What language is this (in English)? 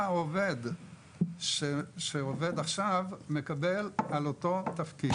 Hebrew